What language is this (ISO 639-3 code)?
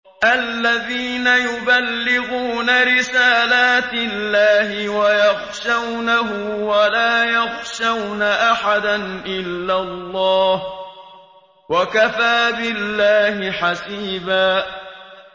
ara